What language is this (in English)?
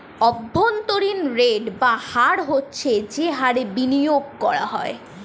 Bangla